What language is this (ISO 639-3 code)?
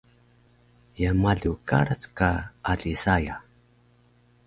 trv